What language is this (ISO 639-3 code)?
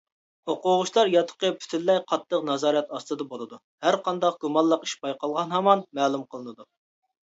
uig